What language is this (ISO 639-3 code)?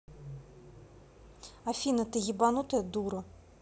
rus